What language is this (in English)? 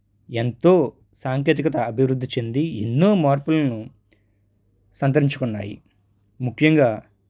Telugu